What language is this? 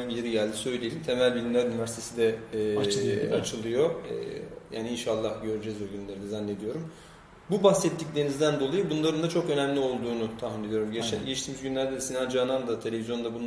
Turkish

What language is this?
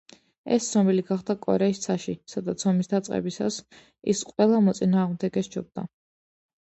Georgian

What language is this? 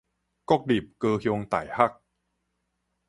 Min Nan Chinese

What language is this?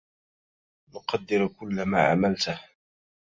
Arabic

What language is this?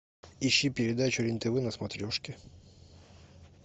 Russian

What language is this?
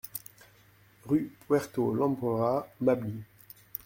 French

